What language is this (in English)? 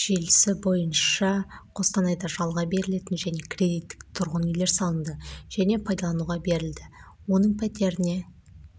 Kazakh